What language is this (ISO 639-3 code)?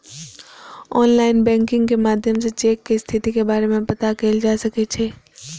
mai